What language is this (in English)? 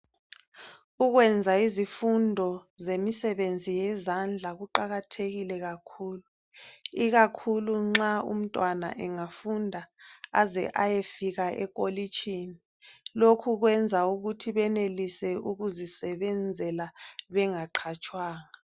North Ndebele